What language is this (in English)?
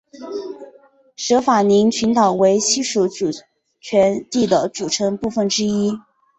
Chinese